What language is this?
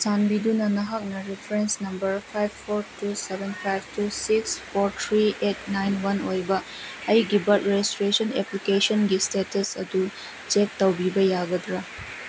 Manipuri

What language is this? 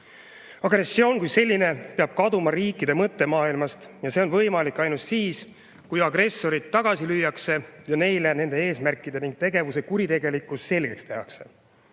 Estonian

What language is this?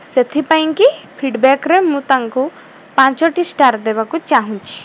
Odia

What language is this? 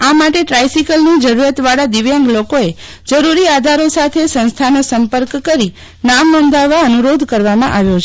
Gujarati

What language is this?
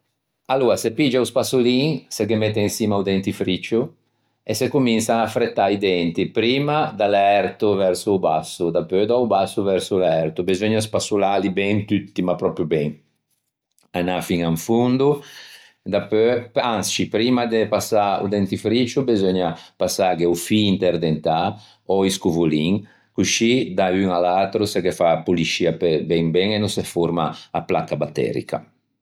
Ligurian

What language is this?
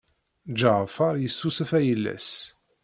Kabyle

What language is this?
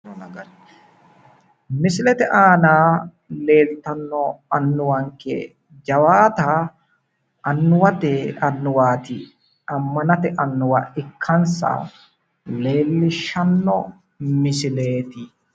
Sidamo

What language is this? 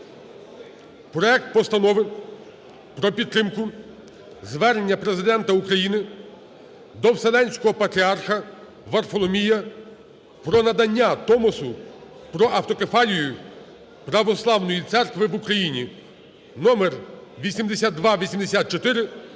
Ukrainian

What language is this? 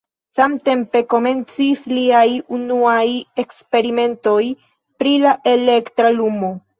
Esperanto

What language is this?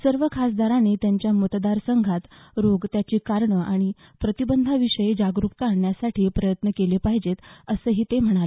Marathi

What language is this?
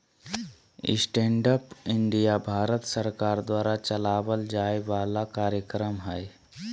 Magahi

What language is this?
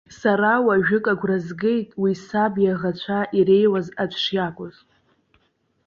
Abkhazian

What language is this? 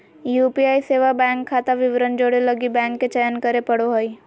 Magahi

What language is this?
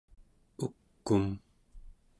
Central Yupik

